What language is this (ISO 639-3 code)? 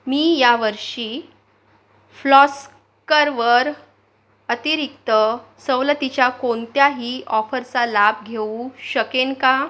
mar